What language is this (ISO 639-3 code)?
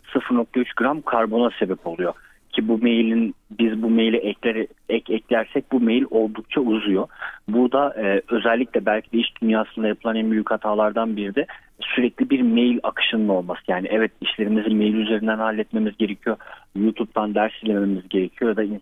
tur